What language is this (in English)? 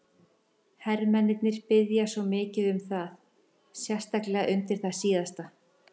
Icelandic